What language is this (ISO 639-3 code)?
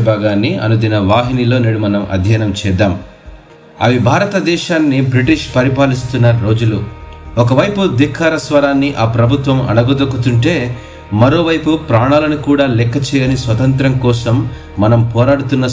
tel